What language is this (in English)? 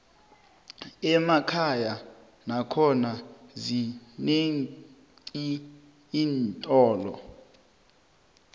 South Ndebele